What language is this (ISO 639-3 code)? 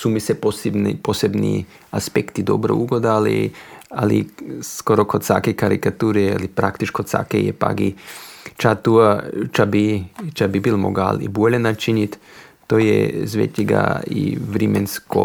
hrv